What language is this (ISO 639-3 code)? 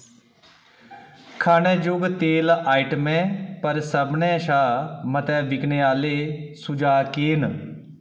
doi